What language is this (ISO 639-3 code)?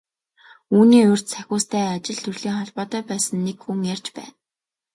mon